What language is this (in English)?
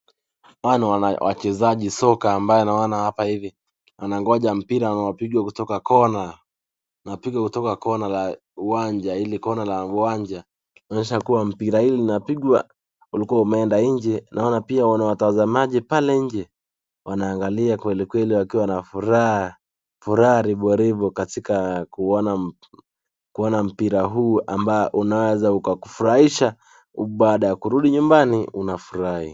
Swahili